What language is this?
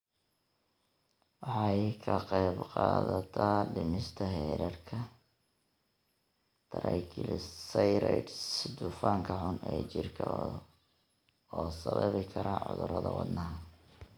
Somali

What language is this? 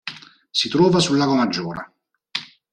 Italian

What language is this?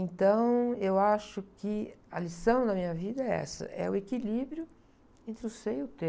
Portuguese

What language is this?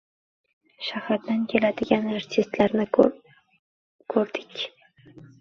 Uzbek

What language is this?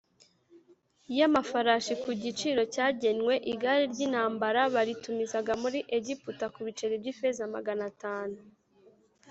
Kinyarwanda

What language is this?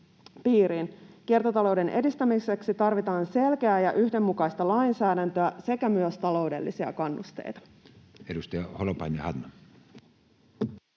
Finnish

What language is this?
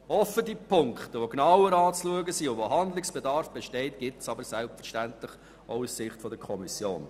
Swiss German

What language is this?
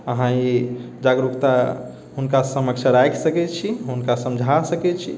Maithili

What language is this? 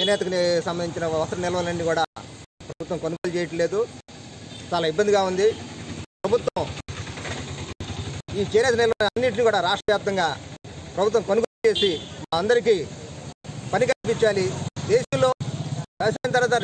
English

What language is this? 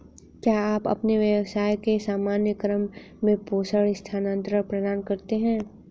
Hindi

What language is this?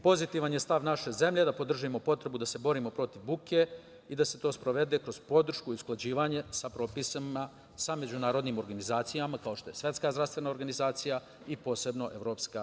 Serbian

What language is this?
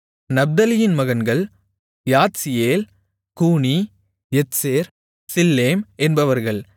Tamil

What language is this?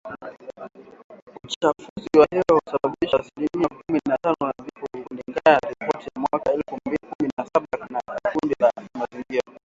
Swahili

